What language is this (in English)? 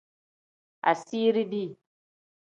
Tem